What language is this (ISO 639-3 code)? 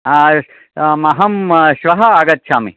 san